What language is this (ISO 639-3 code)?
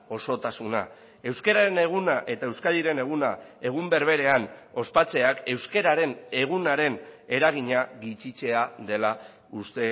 eus